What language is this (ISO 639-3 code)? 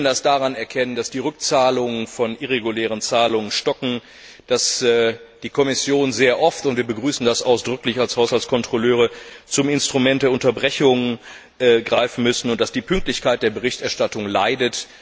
deu